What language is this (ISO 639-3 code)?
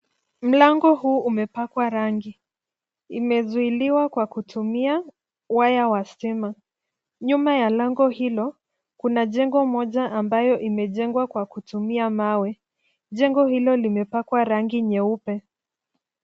swa